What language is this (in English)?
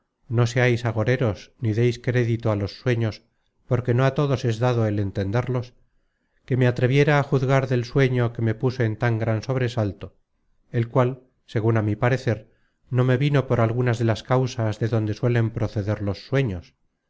Spanish